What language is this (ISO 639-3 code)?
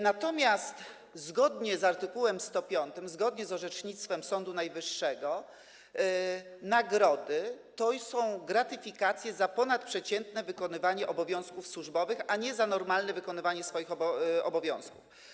pol